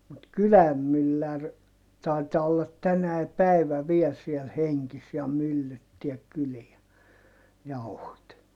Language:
Finnish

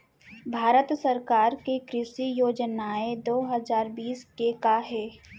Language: Chhattisgarhi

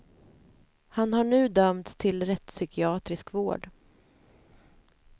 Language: Swedish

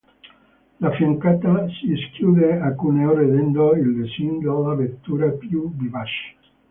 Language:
Italian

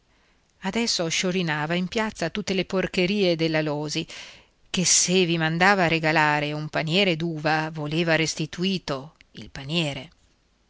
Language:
Italian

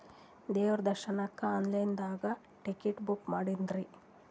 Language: Kannada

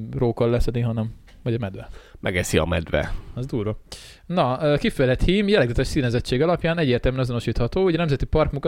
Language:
Hungarian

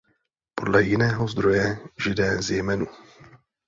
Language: Czech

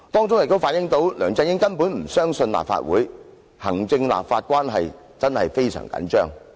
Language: Cantonese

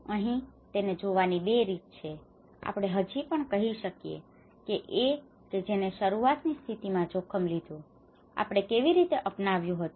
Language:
Gujarati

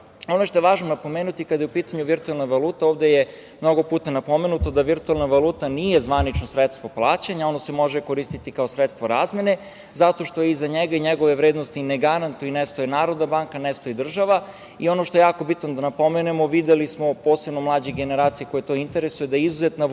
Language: Serbian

